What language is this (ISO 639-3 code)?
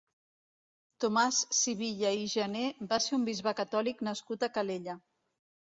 cat